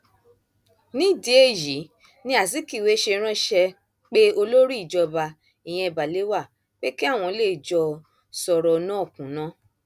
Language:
Yoruba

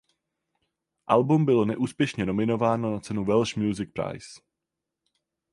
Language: Czech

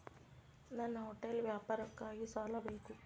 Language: Kannada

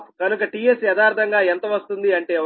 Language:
Telugu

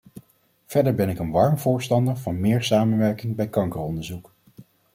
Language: Dutch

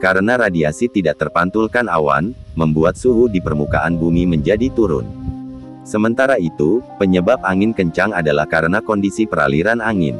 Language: Indonesian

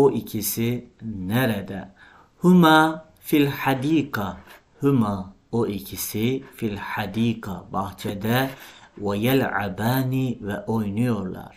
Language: Turkish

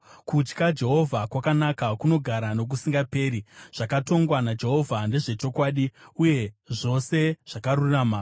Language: Shona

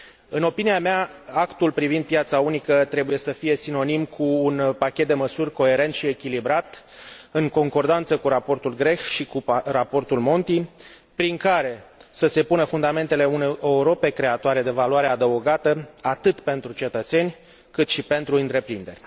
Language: Romanian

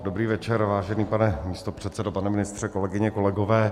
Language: Czech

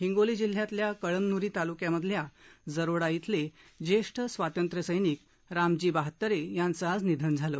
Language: Marathi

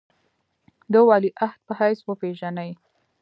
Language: Pashto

